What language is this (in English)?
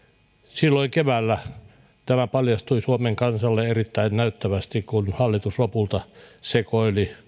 Finnish